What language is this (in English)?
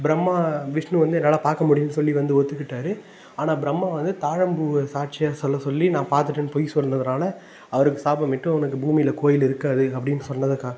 Tamil